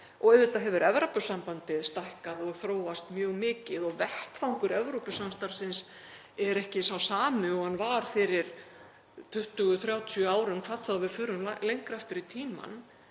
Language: Icelandic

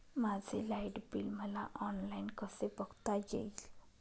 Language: Marathi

